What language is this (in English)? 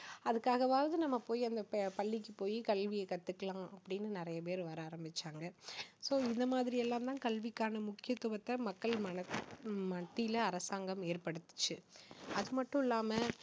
Tamil